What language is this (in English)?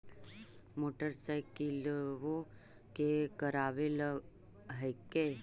Magahi